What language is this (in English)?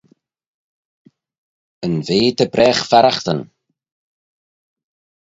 Manx